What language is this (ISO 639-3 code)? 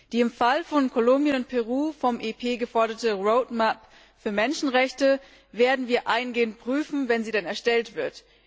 deu